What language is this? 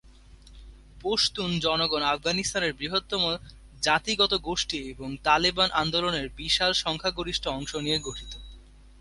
Bangla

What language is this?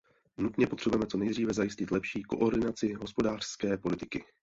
Czech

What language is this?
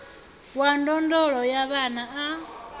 Venda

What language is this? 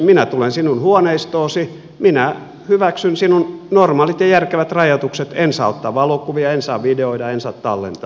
Finnish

